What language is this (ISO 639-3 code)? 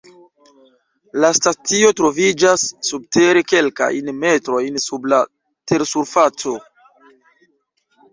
epo